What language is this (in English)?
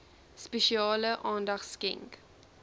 Afrikaans